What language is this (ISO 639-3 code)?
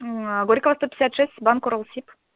rus